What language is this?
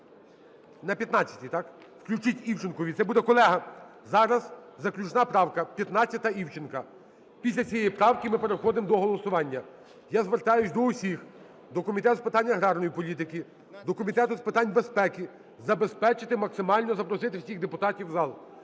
Ukrainian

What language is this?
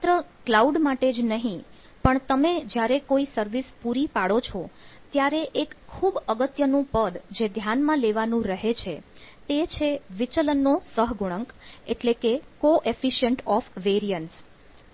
Gujarati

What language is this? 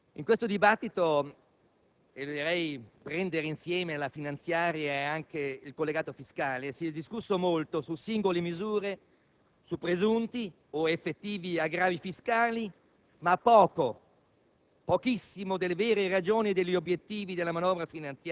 Italian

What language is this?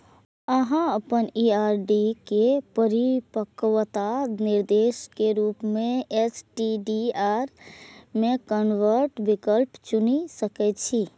Maithili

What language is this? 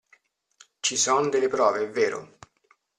Italian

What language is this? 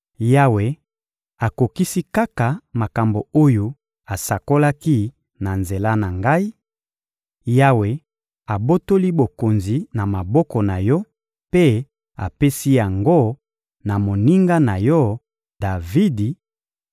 Lingala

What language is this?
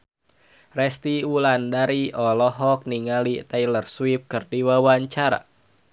Sundanese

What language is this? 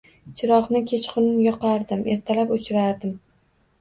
Uzbek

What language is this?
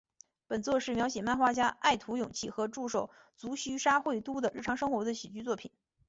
Chinese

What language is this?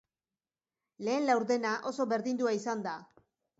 Basque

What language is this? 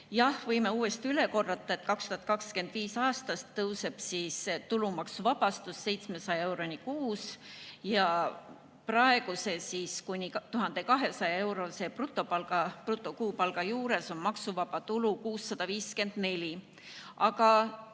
Estonian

